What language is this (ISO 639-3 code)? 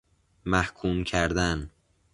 fas